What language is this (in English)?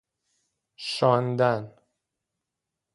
Persian